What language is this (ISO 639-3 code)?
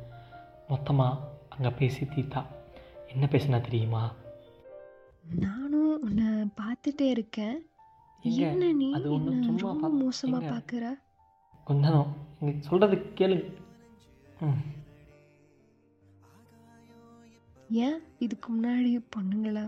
tam